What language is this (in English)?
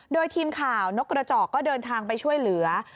Thai